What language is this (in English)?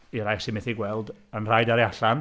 Welsh